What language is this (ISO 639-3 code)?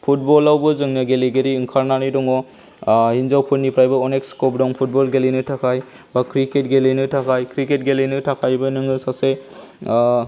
brx